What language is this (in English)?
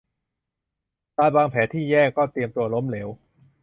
Thai